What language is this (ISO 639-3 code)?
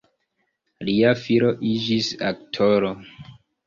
epo